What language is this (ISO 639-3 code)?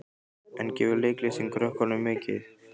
isl